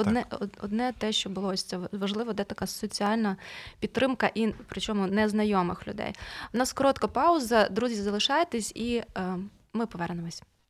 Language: Ukrainian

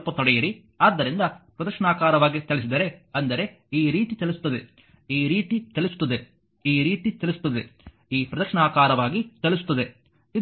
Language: Kannada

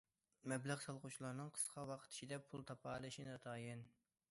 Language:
Uyghur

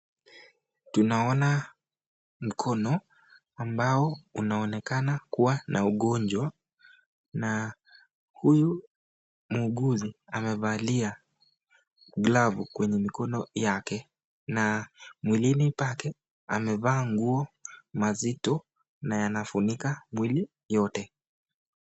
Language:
Swahili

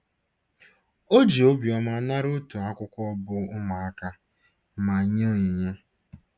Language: Igbo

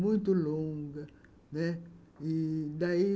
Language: Portuguese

